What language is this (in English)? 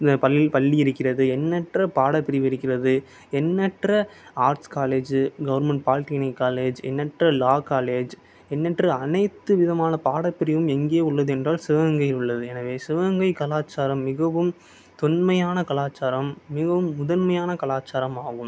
Tamil